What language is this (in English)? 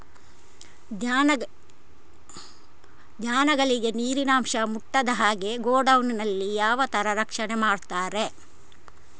Kannada